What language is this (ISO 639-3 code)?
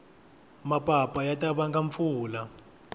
tso